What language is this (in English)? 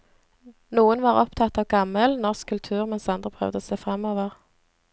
Norwegian